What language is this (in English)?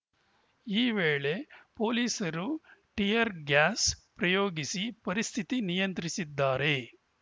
Kannada